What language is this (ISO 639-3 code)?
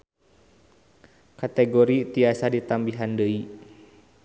sun